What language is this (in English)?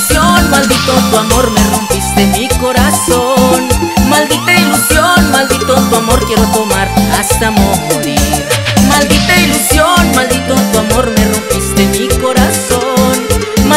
Spanish